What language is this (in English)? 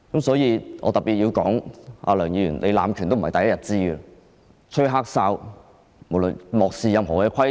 Cantonese